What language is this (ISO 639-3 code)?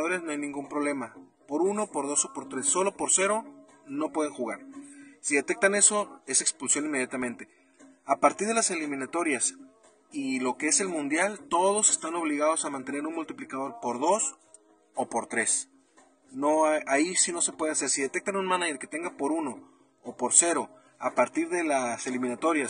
spa